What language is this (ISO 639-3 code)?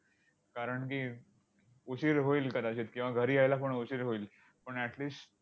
mar